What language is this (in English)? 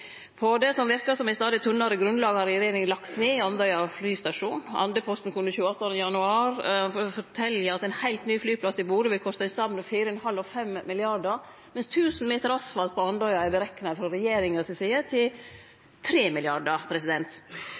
Norwegian Nynorsk